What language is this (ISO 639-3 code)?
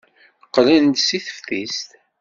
kab